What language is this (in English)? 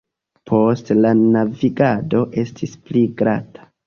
Esperanto